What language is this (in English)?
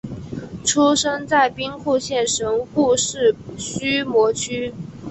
Chinese